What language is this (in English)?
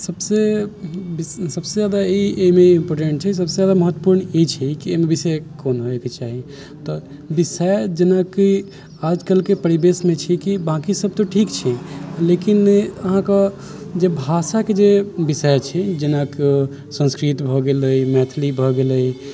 Maithili